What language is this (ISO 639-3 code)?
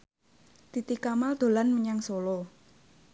jav